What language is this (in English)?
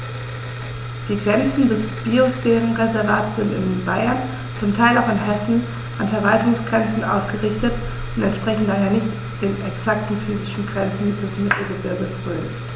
German